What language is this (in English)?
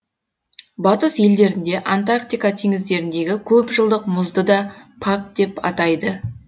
Kazakh